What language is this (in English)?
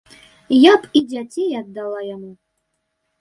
Belarusian